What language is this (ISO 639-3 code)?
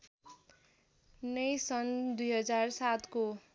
nep